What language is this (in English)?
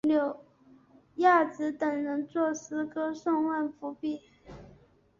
Chinese